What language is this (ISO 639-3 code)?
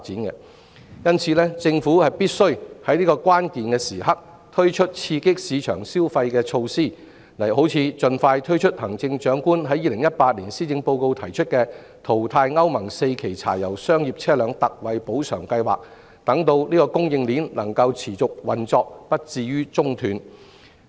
yue